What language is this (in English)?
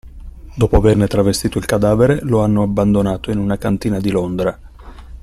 Italian